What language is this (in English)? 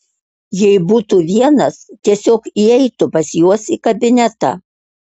Lithuanian